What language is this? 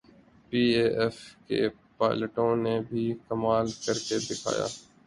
Urdu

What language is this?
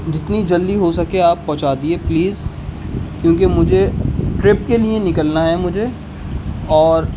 Urdu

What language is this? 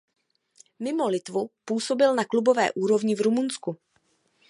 Czech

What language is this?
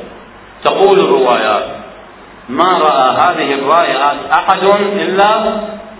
Arabic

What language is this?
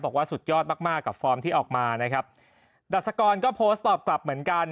Thai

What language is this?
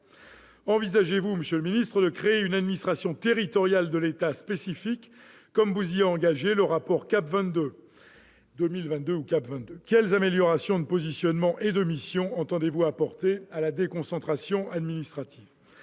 French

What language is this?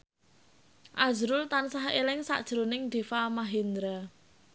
Javanese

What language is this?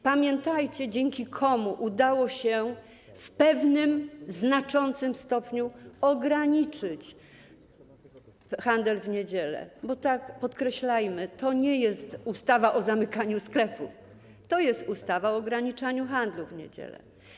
Polish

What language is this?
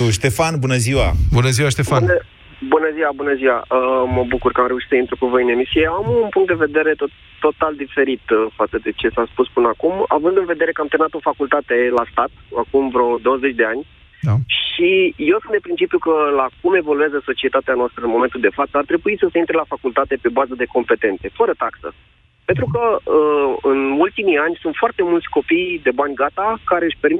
Romanian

